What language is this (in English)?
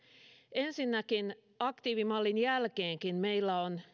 Finnish